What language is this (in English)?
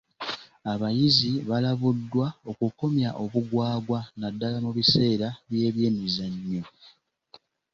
Ganda